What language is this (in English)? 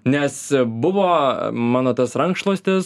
Lithuanian